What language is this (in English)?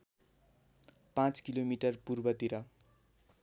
Nepali